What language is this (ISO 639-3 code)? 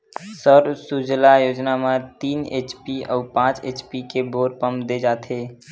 hne